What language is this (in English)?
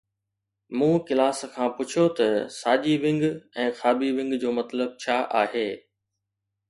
Sindhi